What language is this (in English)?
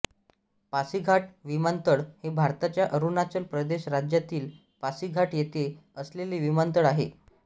Marathi